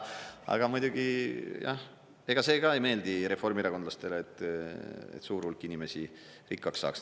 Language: Estonian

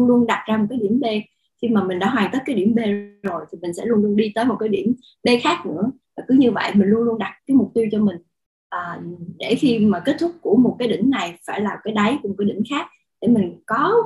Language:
Vietnamese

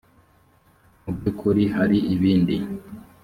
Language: Kinyarwanda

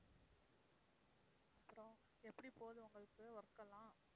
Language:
Tamil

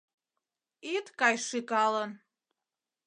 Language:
Mari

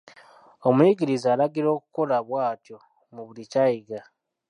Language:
Ganda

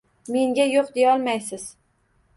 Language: Uzbek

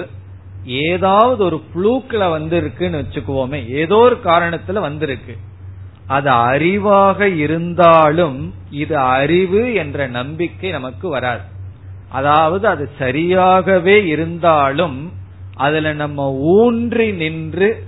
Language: Tamil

